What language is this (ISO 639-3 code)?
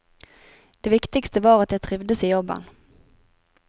nor